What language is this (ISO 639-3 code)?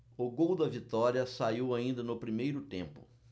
por